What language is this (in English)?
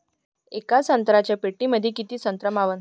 Marathi